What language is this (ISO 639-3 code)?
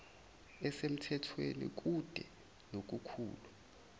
zul